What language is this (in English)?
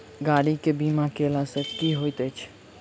Maithili